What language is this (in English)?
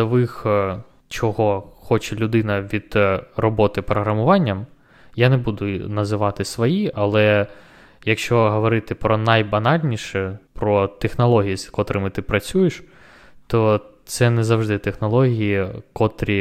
Ukrainian